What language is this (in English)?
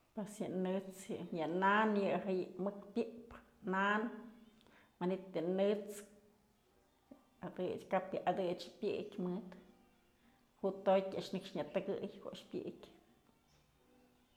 Mazatlán Mixe